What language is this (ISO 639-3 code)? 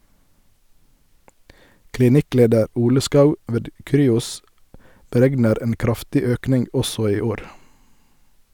nor